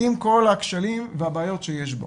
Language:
Hebrew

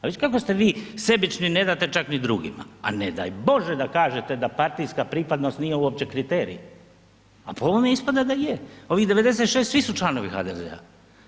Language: Croatian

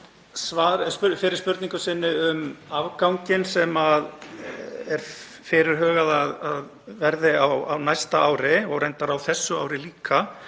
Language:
Icelandic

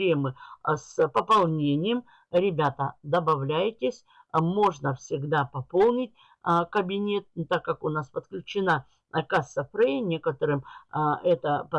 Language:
Russian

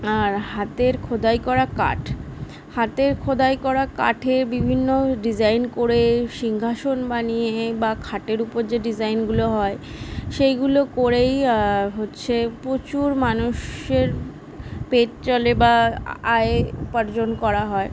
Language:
Bangla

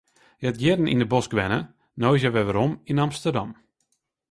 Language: Western Frisian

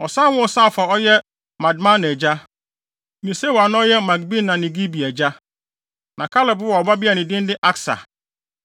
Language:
Akan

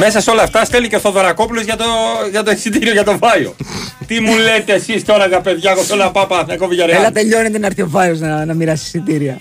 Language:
Greek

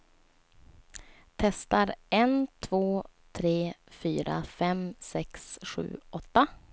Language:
Swedish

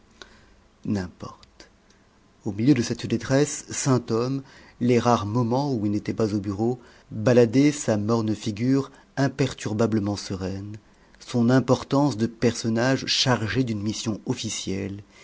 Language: French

